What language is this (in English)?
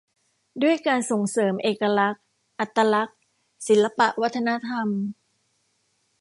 Thai